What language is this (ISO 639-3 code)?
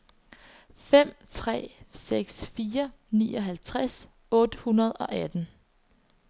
dan